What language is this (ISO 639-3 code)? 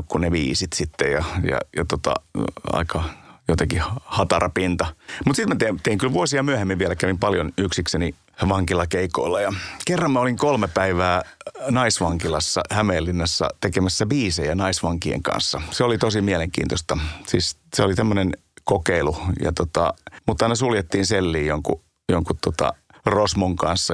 fin